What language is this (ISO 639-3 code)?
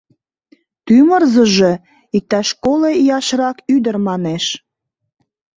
chm